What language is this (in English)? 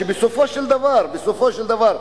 Hebrew